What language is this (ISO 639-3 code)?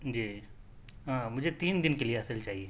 urd